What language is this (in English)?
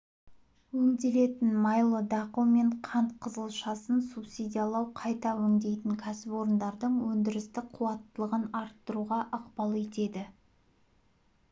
Kazakh